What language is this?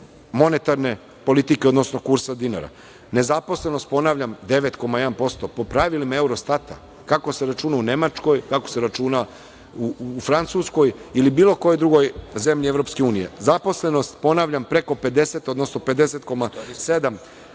Serbian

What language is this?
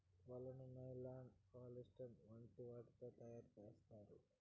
Telugu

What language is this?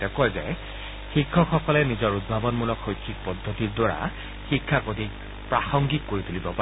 Assamese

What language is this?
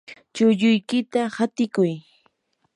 Yanahuanca Pasco Quechua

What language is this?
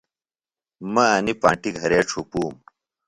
Phalura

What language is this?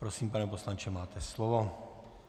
Czech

